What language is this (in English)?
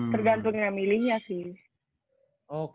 Indonesian